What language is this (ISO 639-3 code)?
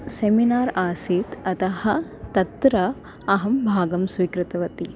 san